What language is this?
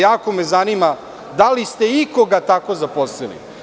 Serbian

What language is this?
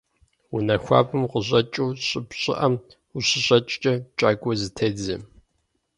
Kabardian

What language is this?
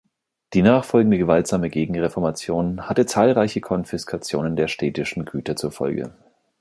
German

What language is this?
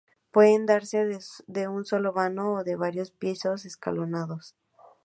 Spanish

